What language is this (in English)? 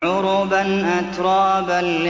Arabic